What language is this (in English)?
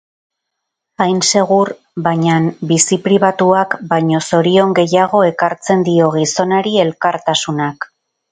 Basque